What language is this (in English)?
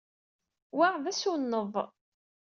Kabyle